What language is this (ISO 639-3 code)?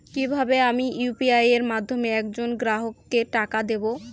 ben